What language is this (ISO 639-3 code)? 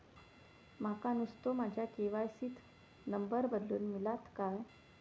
mar